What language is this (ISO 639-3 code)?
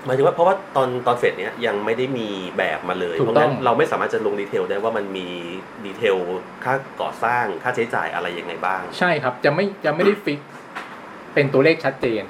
tha